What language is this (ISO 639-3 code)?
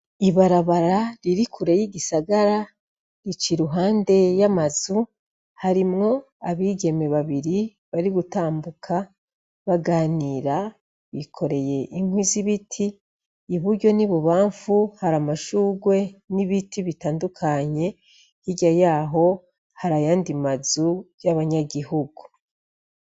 run